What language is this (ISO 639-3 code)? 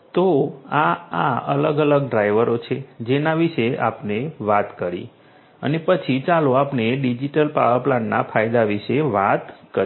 guj